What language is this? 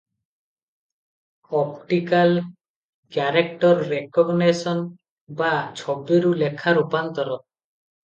Odia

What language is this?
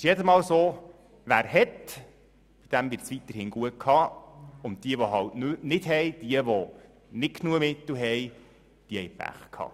Swiss German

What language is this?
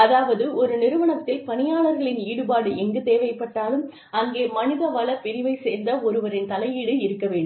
Tamil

